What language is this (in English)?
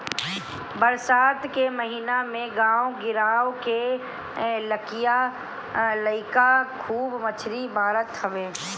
Bhojpuri